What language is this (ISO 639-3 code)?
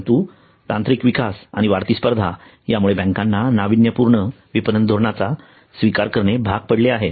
mar